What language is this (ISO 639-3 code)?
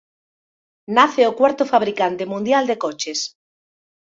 glg